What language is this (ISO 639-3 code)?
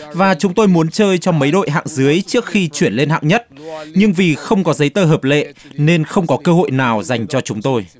vie